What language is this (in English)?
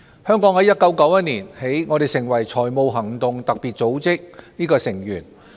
Cantonese